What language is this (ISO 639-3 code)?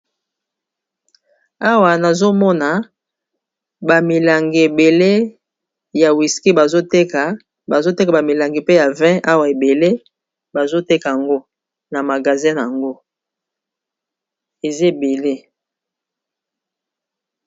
lin